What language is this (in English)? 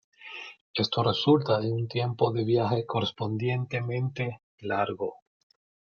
Spanish